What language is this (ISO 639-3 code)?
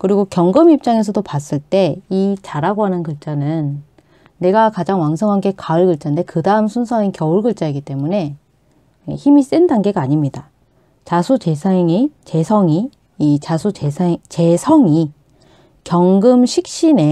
kor